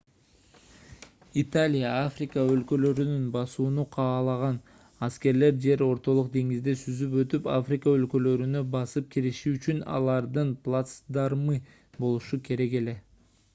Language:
Kyrgyz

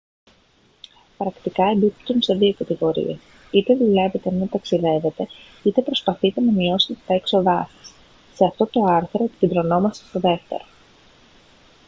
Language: Greek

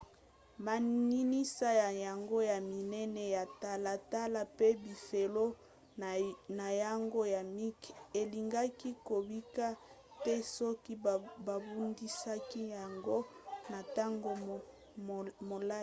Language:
Lingala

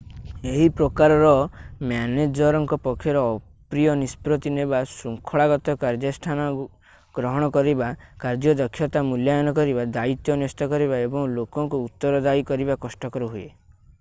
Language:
Odia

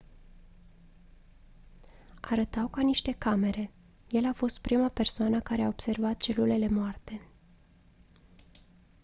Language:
Romanian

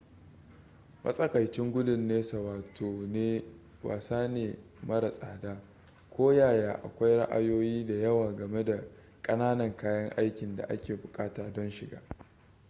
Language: Hausa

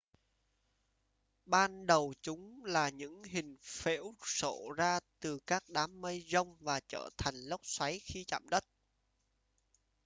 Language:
Vietnamese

